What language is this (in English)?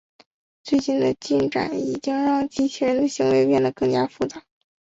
Chinese